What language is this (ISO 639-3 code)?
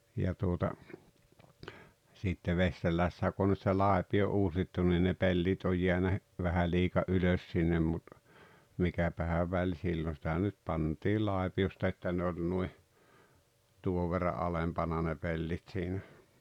fin